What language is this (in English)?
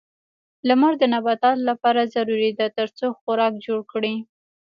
Pashto